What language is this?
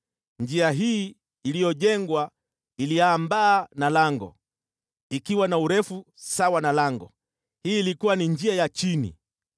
Swahili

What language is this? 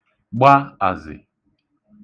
Igbo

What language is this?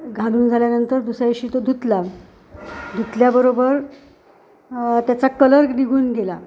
Marathi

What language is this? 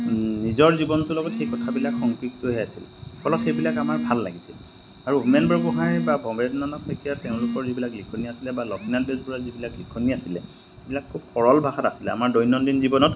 Assamese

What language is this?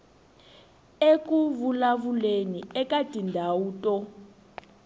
Tsonga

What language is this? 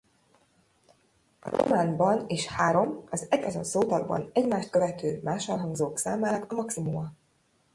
Hungarian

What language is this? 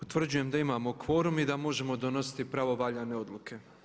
Croatian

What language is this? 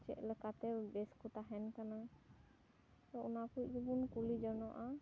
Santali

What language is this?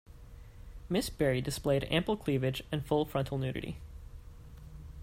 English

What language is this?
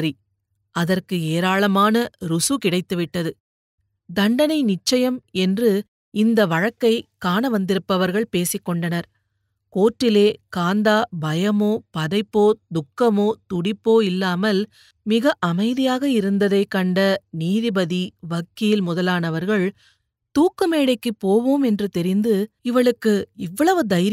Tamil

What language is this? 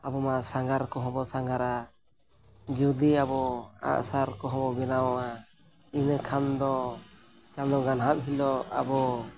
Santali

